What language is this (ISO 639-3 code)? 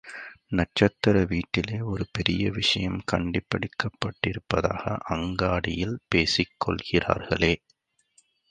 tam